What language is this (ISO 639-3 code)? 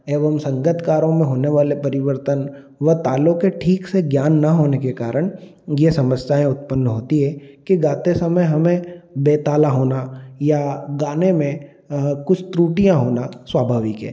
hin